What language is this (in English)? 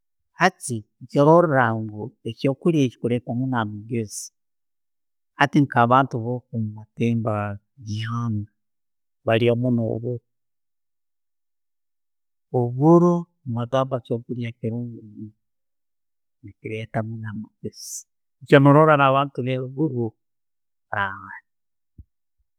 Tooro